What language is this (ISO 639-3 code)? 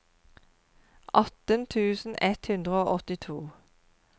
nor